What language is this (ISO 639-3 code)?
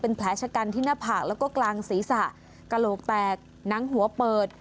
tha